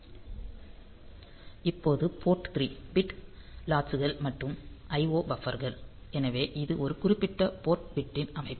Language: Tamil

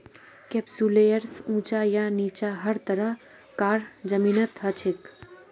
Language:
Magahi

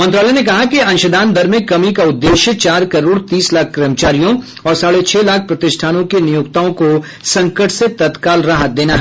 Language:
Hindi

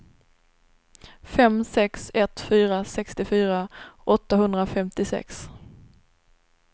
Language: Swedish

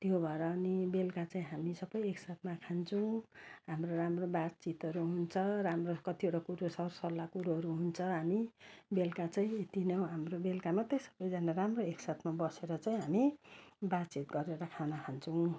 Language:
Nepali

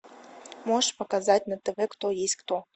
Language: Russian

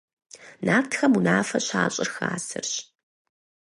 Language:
Kabardian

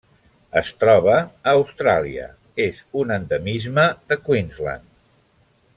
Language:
Catalan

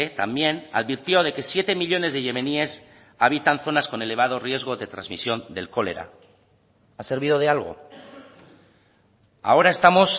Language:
Spanish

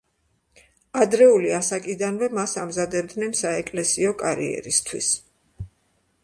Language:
Georgian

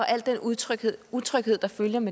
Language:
Danish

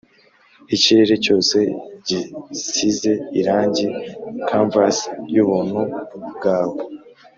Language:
Kinyarwanda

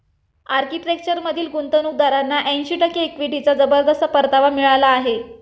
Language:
Marathi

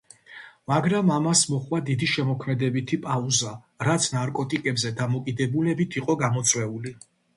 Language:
Georgian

